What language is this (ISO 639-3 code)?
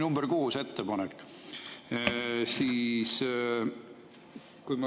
est